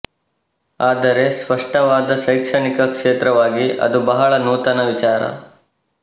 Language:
Kannada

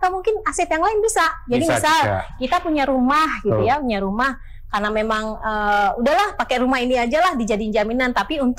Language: Indonesian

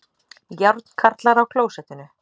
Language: Icelandic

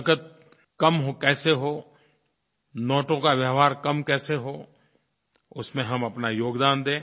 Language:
Hindi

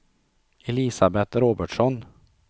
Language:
Swedish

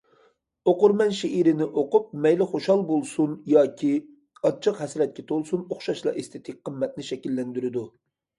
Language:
Uyghur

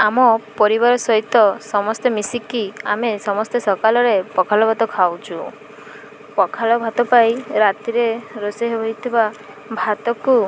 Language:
Odia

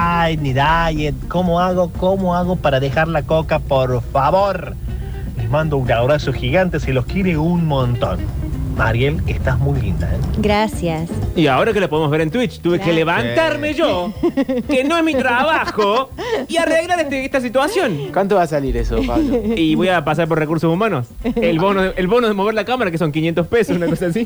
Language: Spanish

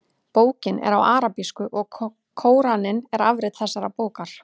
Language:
Icelandic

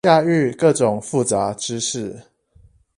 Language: Chinese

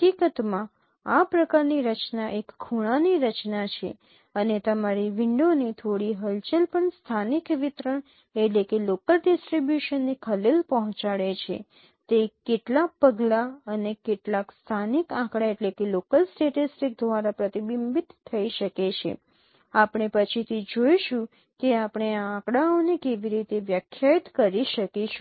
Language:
Gujarati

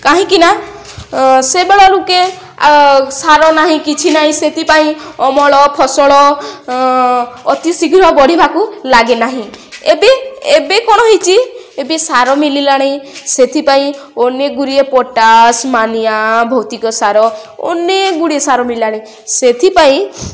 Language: Odia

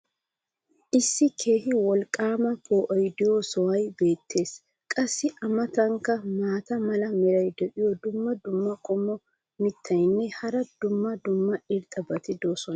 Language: Wolaytta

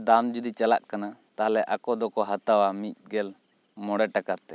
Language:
Santali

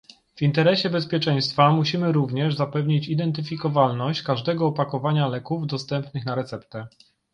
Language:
Polish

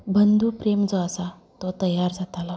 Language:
Konkani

